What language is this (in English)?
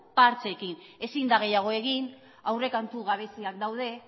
Basque